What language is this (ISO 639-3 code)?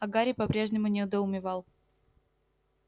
rus